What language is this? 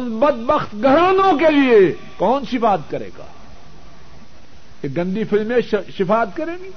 Urdu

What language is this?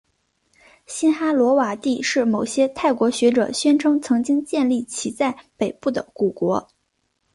Chinese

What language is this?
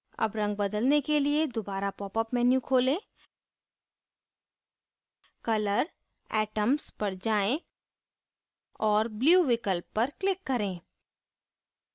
Hindi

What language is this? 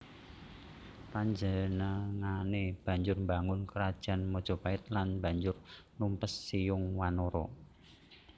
Javanese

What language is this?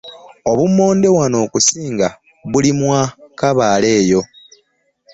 Ganda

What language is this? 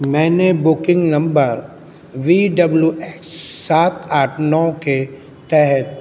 Urdu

